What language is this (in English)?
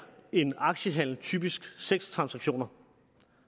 Danish